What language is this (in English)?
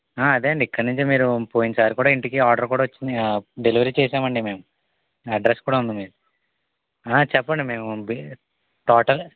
Telugu